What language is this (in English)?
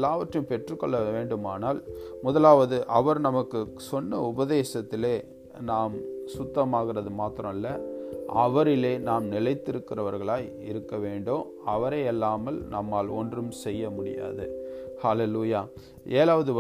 Tamil